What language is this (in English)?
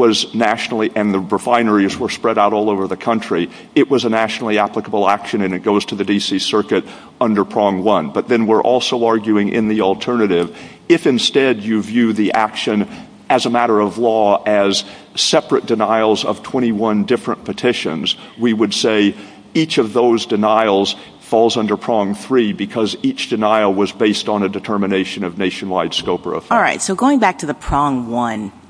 English